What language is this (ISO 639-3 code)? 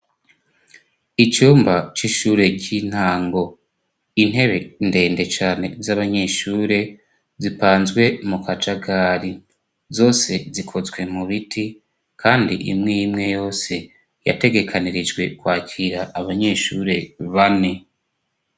run